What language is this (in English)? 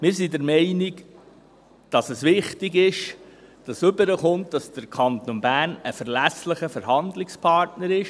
Swiss German